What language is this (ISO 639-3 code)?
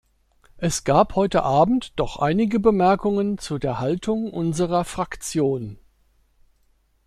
deu